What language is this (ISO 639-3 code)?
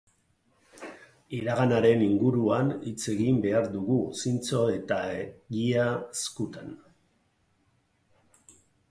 eus